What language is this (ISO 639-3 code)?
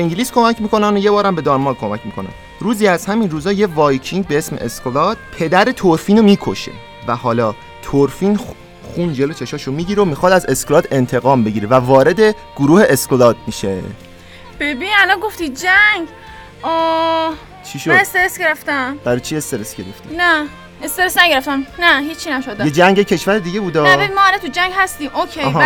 fas